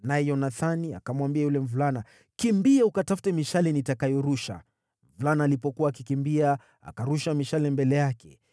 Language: Swahili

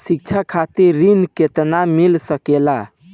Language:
Bhojpuri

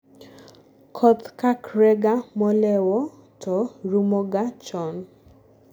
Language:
Luo (Kenya and Tanzania)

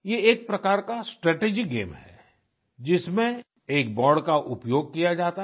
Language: Hindi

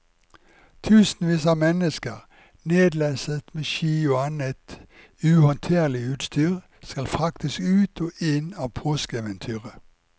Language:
Norwegian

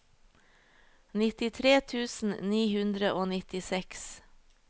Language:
Norwegian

